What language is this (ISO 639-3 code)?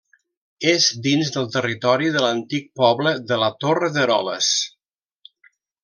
cat